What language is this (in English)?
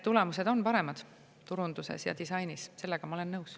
Estonian